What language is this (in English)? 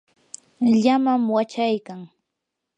Yanahuanca Pasco Quechua